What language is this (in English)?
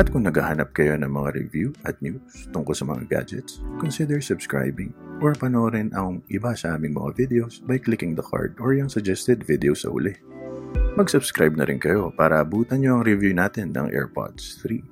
Filipino